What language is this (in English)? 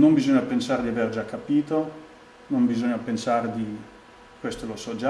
Italian